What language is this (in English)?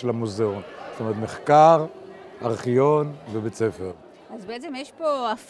Hebrew